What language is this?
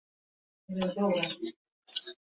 Bangla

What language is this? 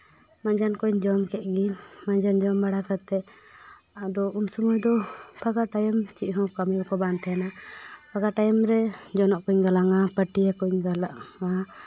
Santali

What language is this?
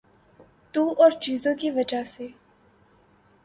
Urdu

